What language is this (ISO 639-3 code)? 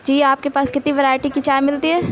urd